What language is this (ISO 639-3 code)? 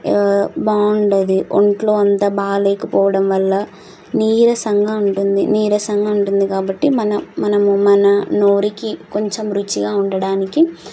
tel